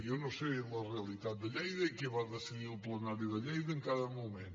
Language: Catalan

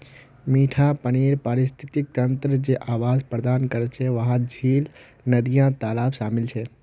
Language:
Magahi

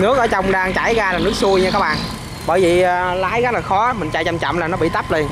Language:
Vietnamese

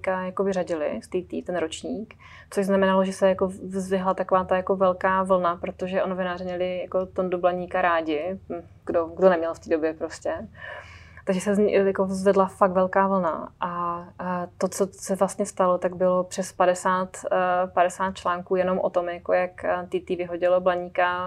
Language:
Czech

